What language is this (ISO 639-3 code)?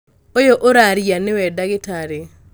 kik